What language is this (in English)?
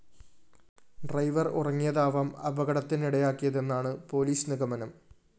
Malayalam